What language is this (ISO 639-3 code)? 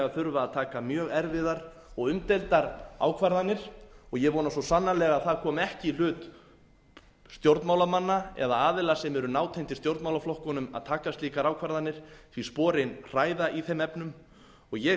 isl